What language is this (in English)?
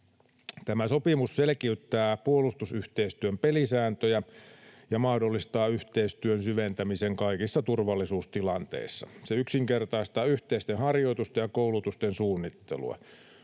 Finnish